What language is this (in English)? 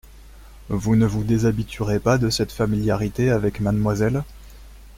French